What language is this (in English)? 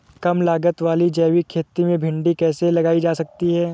Hindi